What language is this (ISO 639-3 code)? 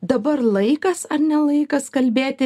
lit